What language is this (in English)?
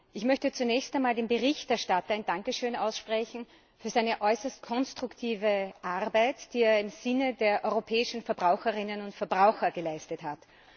German